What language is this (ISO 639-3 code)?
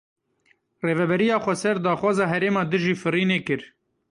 kur